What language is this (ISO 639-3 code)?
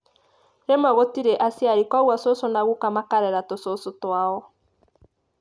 kik